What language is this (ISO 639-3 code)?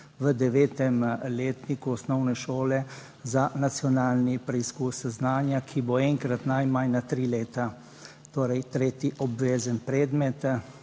slv